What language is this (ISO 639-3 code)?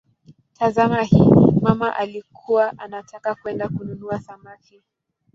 swa